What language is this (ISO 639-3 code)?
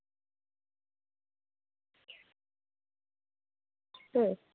sat